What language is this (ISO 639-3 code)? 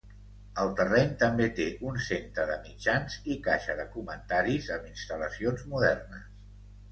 cat